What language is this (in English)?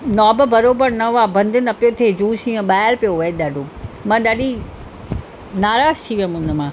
Sindhi